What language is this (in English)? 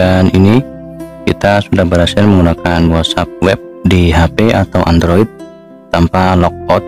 Indonesian